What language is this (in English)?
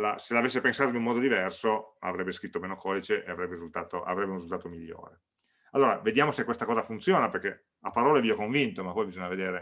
Italian